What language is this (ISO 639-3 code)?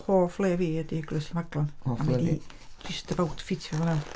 cym